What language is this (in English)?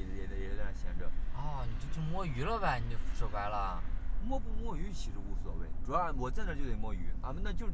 Chinese